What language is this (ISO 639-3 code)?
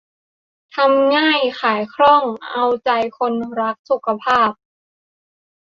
tha